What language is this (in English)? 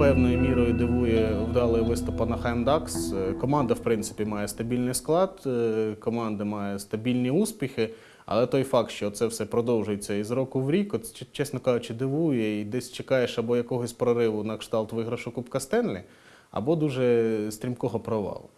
Ukrainian